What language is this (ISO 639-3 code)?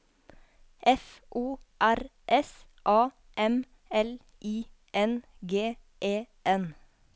nor